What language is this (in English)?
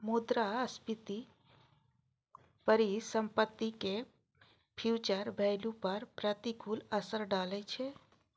Maithili